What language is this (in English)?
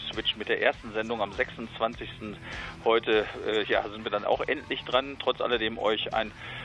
German